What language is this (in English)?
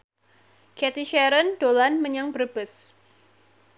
Javanese